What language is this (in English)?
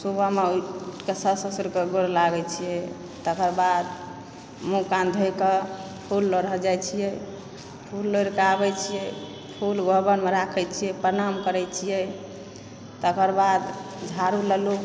Maithili